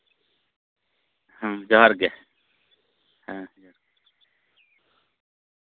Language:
Santali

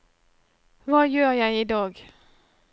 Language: Norwegian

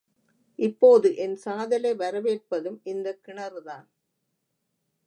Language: Tamil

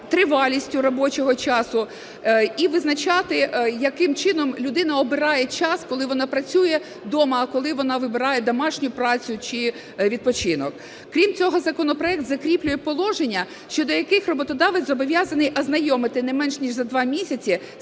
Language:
Ukrainian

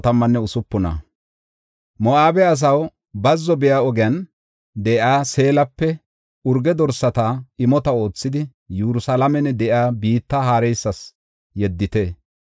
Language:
Gofa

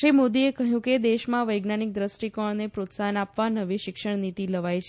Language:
Gujarati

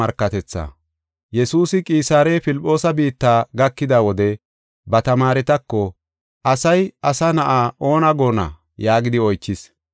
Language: Gofa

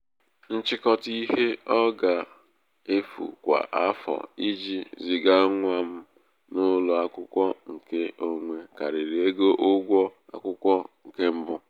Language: Igbo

